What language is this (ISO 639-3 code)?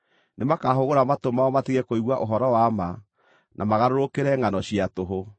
kik